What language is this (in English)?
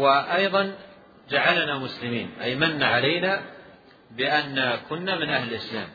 Arabic